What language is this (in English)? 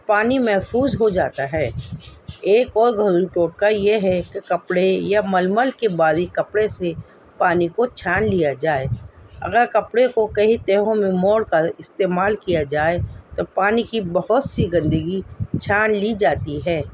Urdu